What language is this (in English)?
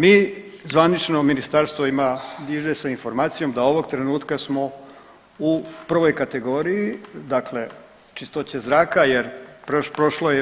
Croatian